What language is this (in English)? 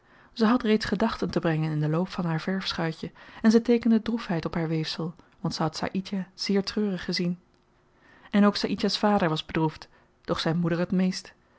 Dutch